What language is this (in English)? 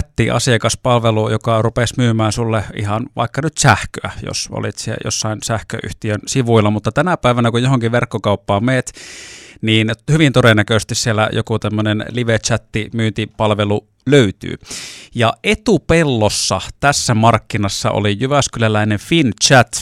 Finnish